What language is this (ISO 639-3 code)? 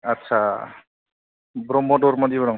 brx